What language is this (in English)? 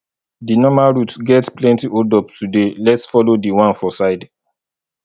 Nigerian Pidgin